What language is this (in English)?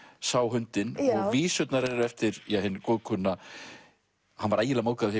Icelandic